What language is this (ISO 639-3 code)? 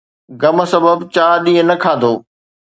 snd